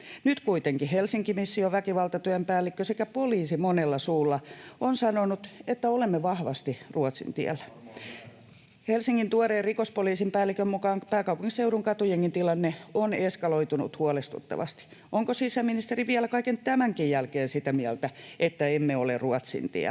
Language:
Finnish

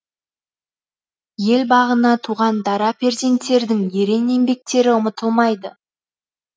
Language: Kazakh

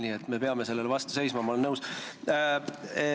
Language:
Estonian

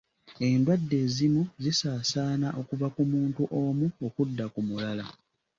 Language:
Ganda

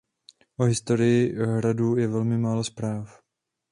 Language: Czech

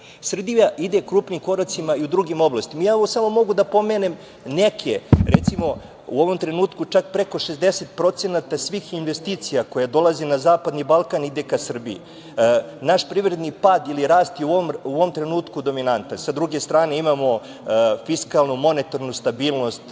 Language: Serbian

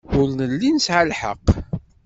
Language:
Kabyle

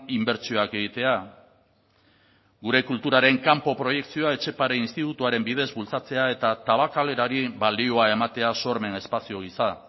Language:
Basque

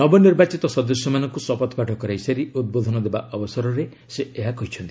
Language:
Odia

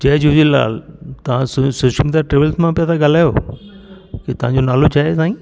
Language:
Sindhi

